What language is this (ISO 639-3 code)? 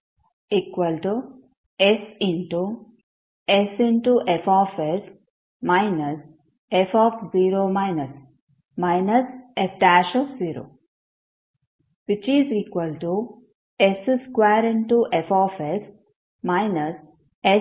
kan